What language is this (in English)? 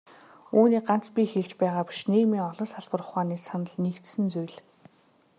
Mongolian